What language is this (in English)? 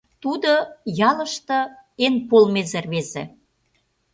Mari